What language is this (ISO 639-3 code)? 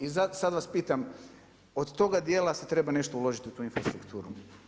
hrv